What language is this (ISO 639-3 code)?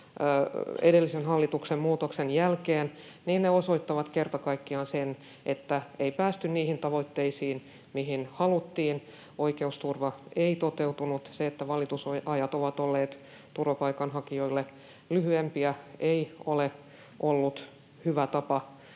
fin